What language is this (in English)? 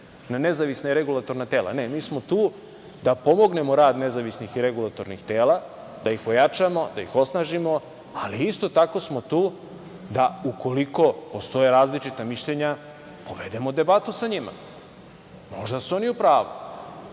Serbian